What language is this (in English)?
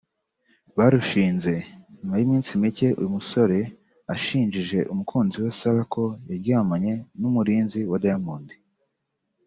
Kinyarwanda